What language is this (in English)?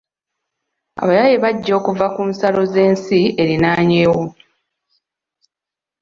Ganda